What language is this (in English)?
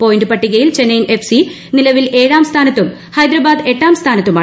Malayalam